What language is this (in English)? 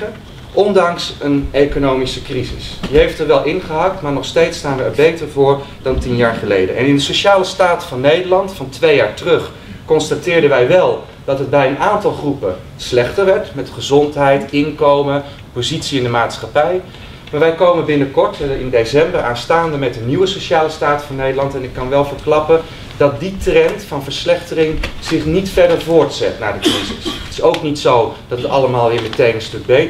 Dutch